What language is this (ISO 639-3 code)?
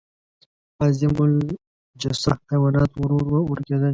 pus